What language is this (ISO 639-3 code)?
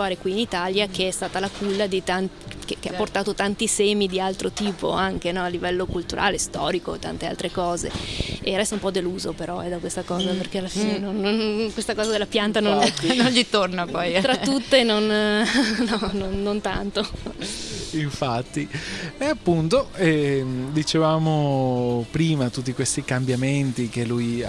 ita